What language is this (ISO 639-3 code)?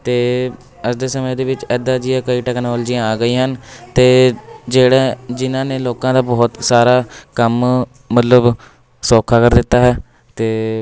pan